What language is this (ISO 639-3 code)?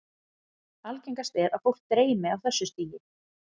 isl